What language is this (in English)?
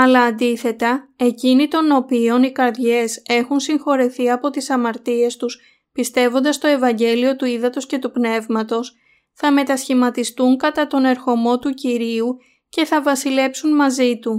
Greek